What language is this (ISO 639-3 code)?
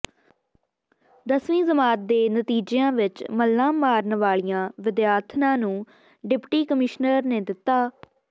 pan